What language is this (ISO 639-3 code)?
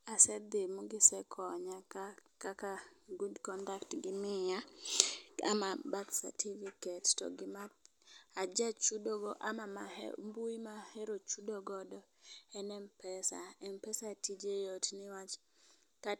luo